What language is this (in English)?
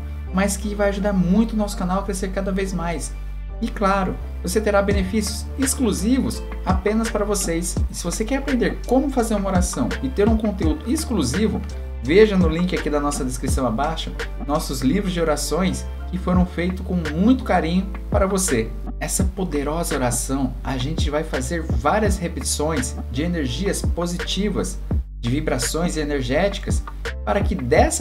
Portuguese